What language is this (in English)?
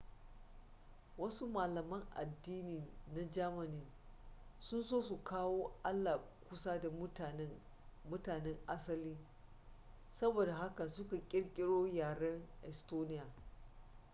Hausa